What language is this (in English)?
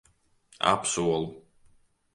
Latvian